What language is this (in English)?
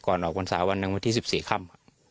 Thai